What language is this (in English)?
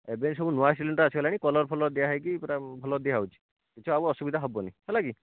Odia